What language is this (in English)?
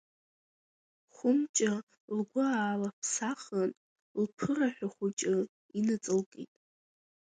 Abkhazian